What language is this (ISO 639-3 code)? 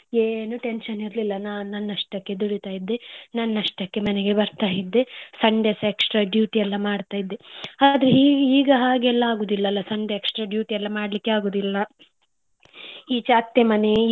kan